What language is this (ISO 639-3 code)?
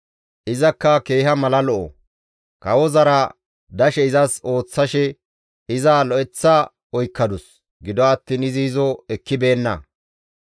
gmv